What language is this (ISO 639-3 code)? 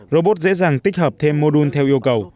vie